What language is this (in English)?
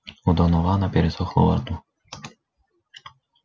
Russian